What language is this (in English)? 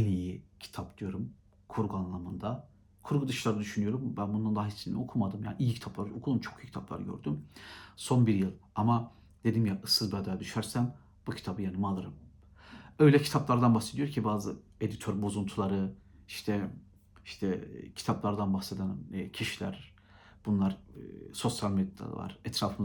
Turkish